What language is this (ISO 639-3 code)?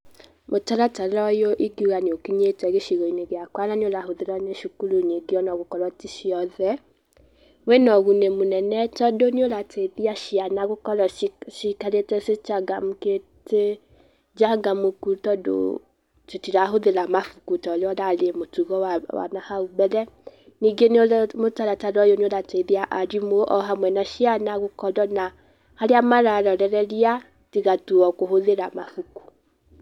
kik